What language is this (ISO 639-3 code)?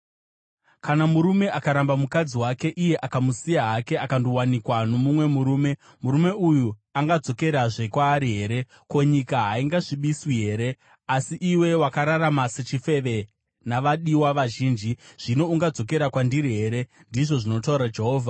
sna